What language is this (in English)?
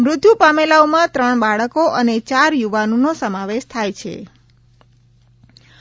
Gujarati